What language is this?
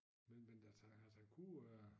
Danish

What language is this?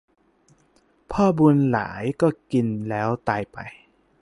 Thai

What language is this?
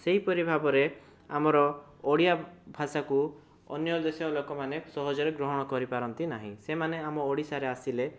Odia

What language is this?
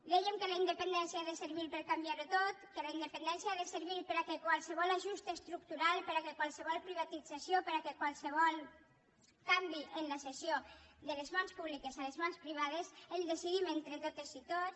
Catalan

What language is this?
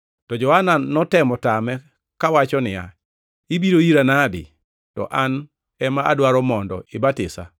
Luo (Kenya and Tanzania)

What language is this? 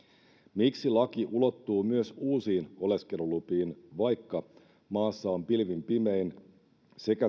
Finnish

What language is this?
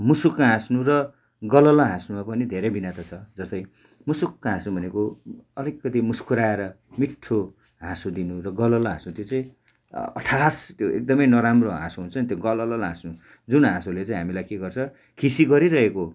Nepali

